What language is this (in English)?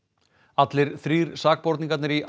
Icelandic